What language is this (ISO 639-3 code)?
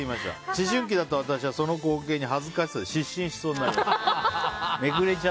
jpn